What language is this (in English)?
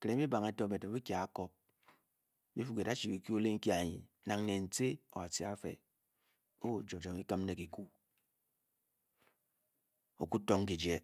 Bokyi